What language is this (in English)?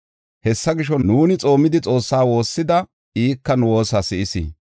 Gofa